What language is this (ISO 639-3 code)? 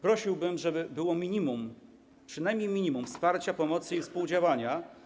pol